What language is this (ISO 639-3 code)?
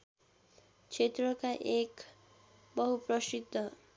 nep